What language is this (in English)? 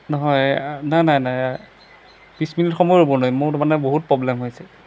Assamese